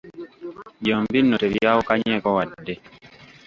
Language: Ganda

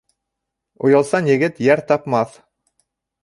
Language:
Bashkir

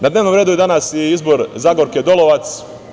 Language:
Serbian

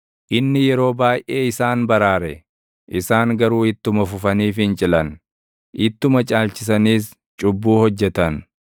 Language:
Oromo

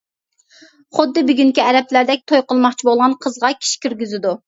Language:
Uyghur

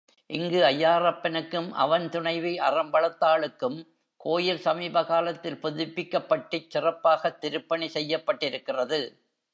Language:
Tamil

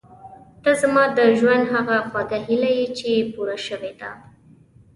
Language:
Pashto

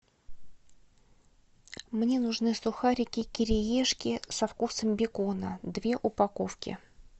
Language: Russian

